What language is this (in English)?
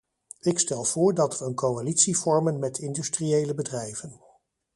Dutch